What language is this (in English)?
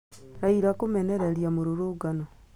Kikuyu